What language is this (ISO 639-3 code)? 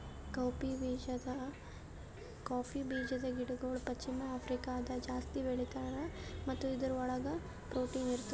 kan